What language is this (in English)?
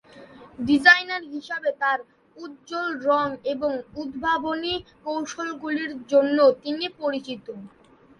Bangla